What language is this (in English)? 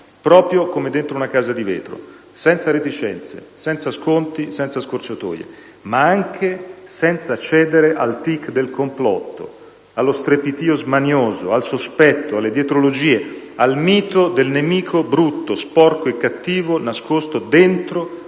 Italian